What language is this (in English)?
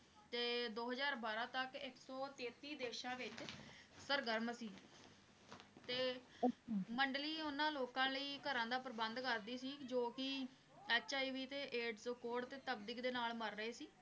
Punjabi